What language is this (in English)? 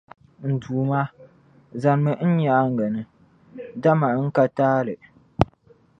Dagbani